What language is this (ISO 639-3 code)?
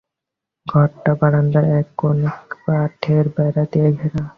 ben